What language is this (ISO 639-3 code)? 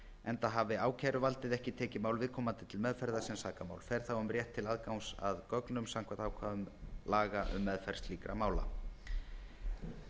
isl